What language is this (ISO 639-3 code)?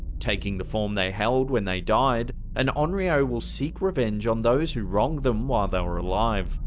eng